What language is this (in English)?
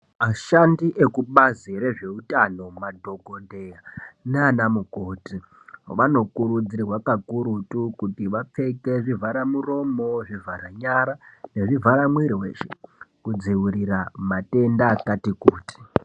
Ndau